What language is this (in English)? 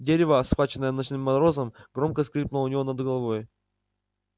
Russian